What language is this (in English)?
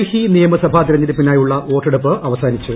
Malayalam